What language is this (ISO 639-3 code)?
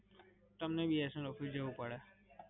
guj